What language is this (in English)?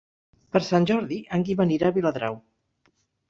Catalan